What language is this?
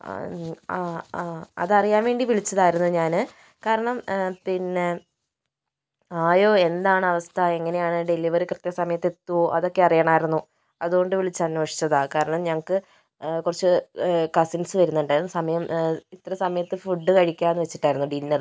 Malayalam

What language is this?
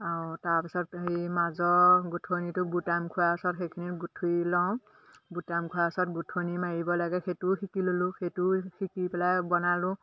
Assamese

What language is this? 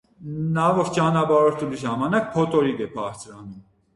Armenian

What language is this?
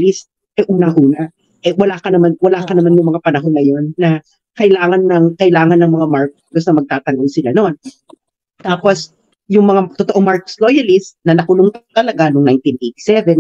Filipino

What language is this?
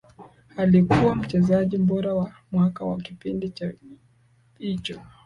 Swahili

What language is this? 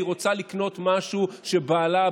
Hebrew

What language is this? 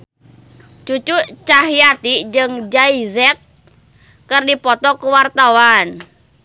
Sundanese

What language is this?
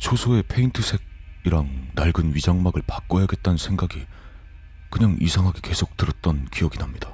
Korean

